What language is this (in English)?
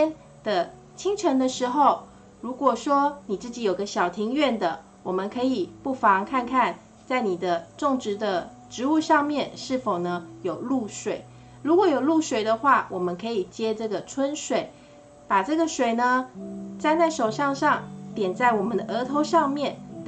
Chinese